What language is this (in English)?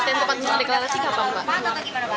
Indonesian